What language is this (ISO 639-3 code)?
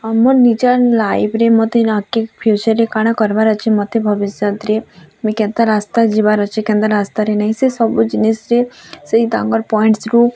ori